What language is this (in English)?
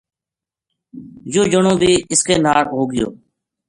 Gujari